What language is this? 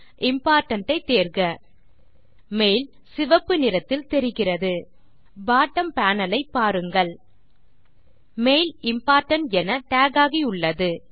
Tamil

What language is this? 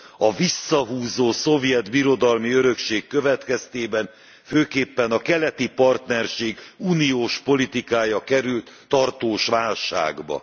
Hungarian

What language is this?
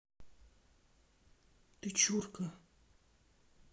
Russian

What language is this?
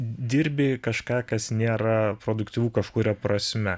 Lithuanian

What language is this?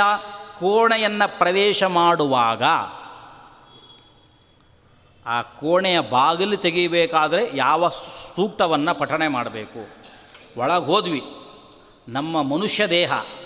Kannada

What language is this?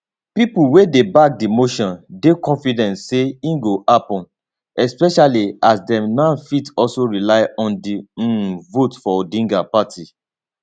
Nigerian Pidgin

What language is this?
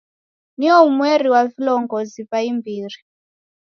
Taita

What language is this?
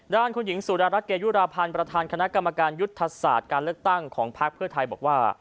Thai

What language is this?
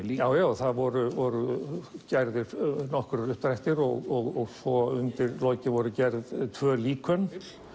Icelandic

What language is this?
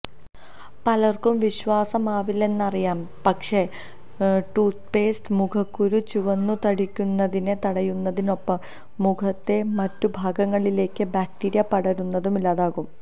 Malayalam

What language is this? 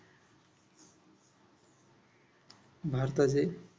Marathi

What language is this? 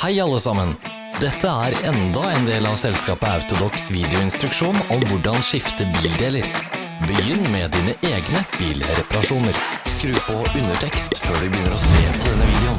Norwegian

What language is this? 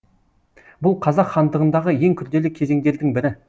Kazakh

